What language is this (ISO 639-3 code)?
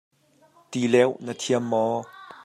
cnh